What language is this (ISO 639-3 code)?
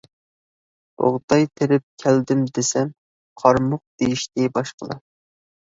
uig